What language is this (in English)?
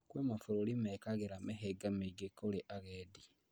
Kikuyu